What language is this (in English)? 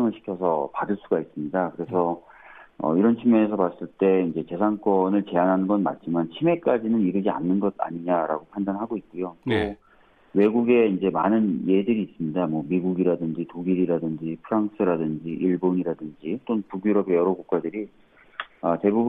Korean